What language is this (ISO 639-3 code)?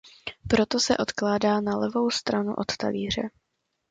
ces